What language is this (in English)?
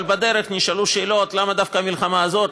Hebrew